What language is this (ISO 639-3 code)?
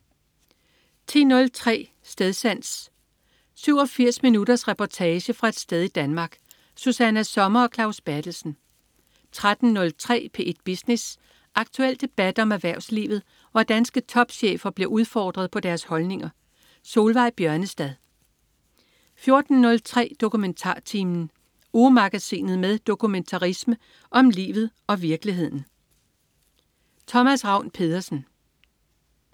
dan